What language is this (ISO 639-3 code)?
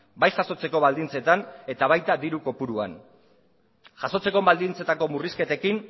eus